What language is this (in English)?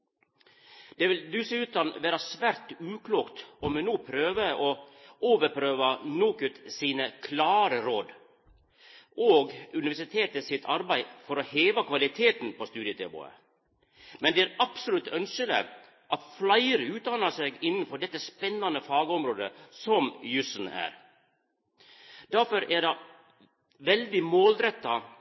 Norwegian Nynorsk